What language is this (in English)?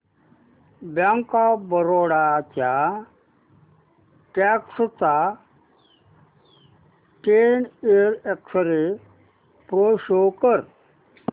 Marathi